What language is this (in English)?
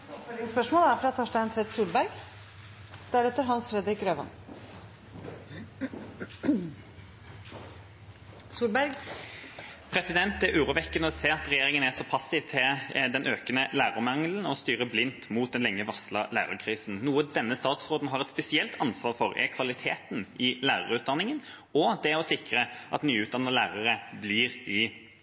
Norwegian